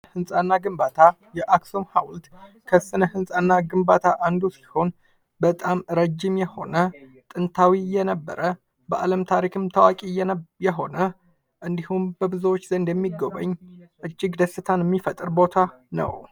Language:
Amharic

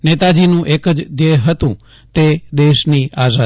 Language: Gujarati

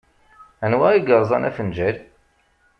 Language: Kabyle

